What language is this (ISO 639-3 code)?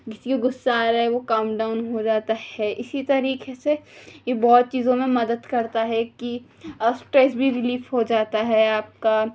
urd